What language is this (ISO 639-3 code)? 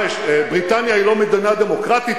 heb